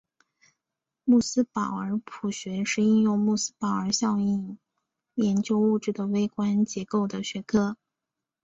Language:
Chinese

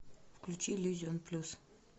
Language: Russian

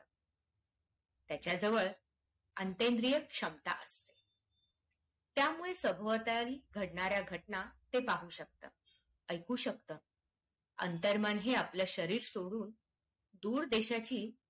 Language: Marathi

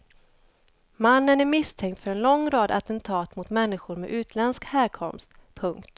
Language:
Swedish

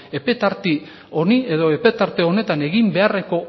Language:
Basque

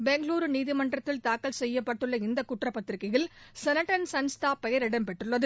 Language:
Tamil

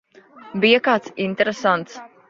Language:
Latvian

